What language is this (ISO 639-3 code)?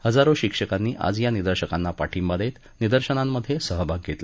mar